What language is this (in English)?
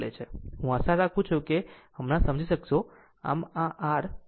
Gujarati